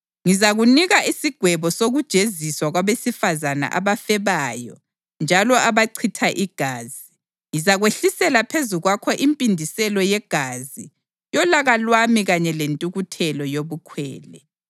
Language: North Ndebele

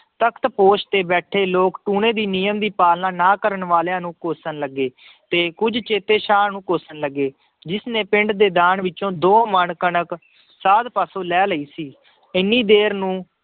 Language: Punjabi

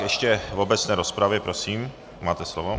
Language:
Czech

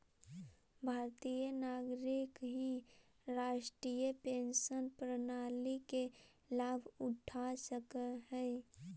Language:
Magahi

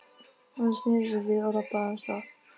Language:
Icelandic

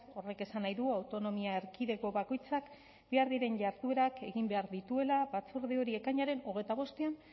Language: Basque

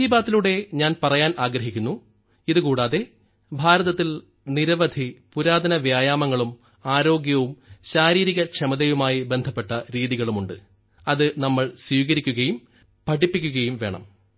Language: Malayalam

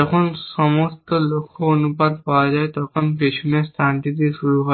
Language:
Bangla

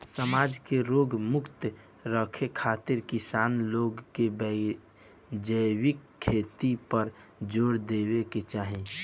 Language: Bhojpuri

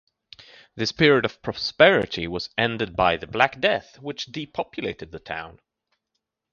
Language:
English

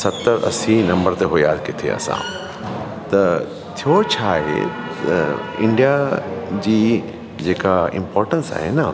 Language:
Sindhi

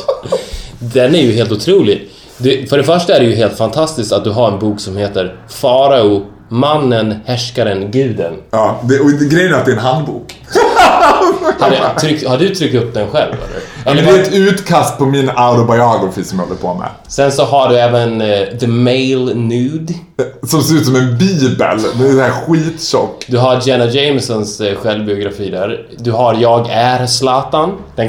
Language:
Swedish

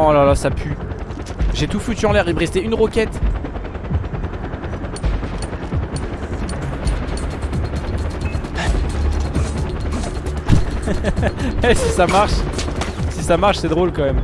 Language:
French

